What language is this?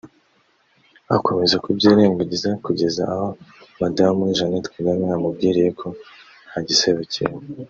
Kinyarwanda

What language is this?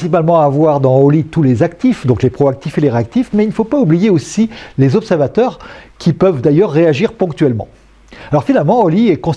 French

